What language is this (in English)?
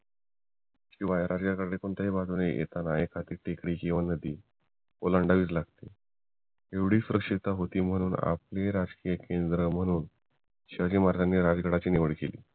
Marathi